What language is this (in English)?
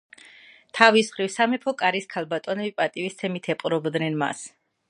Georgian